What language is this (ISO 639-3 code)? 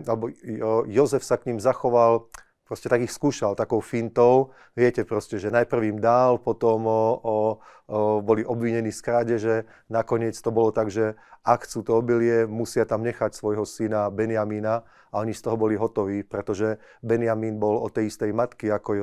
slk